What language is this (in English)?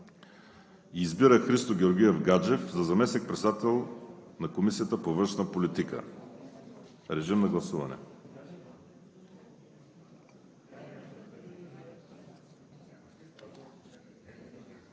Bulgarian